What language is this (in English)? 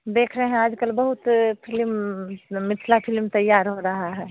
Hindi